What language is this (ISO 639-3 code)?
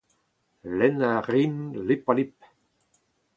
bre